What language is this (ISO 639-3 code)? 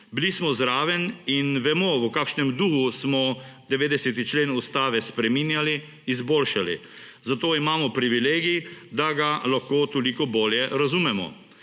slv